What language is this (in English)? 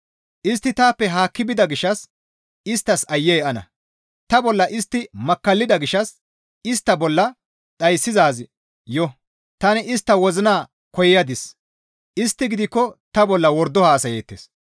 Gamo